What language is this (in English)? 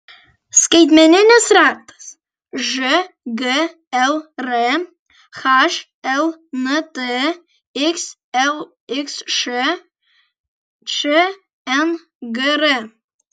Lithuanian